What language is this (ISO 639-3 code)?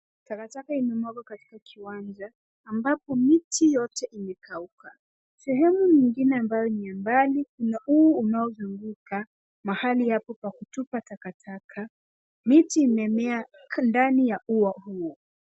swa